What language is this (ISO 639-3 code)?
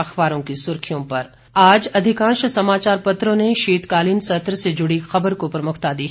hin